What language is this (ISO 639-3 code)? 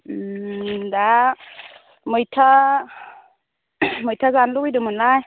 brx